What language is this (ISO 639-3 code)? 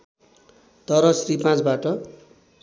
nep